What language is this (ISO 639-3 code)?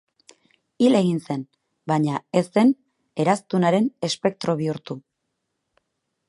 eus